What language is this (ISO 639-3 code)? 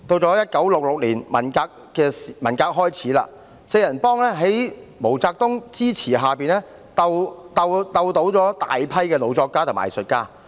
yue